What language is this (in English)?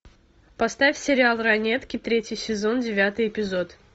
Russian